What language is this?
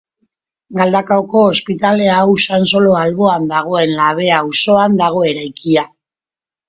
Basque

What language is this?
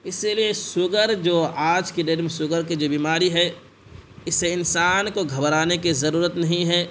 Urdu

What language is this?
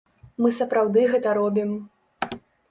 Belarusian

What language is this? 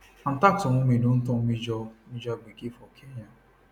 Nigerian Pidgin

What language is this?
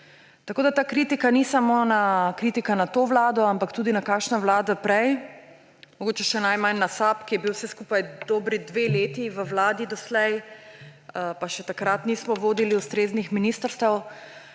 Slovenian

